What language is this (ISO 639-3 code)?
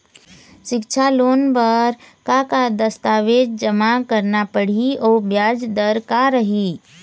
hne